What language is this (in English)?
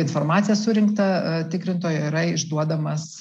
Lithuanian